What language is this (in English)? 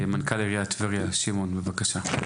Hebrew